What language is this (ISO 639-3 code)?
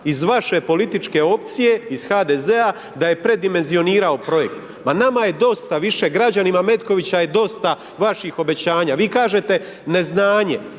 hrv